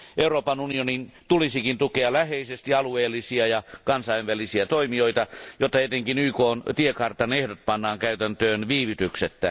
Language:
Finnish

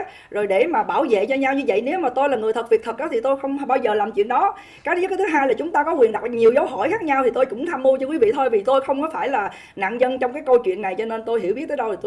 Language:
Vietnamese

